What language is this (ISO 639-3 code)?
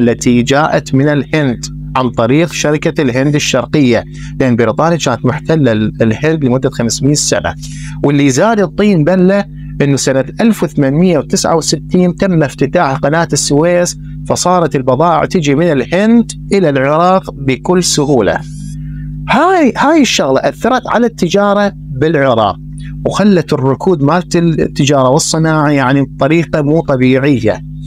ara